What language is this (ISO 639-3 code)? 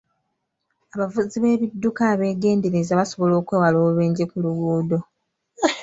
lug